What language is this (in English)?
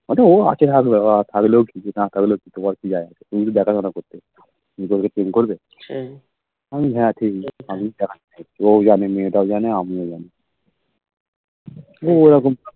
Bangla